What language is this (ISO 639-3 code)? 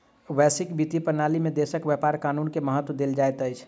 mai